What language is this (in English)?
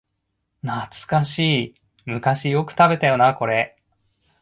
Japanese